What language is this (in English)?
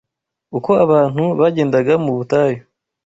Kinyarwanda